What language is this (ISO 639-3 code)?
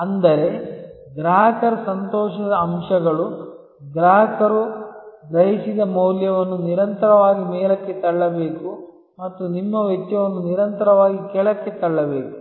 kan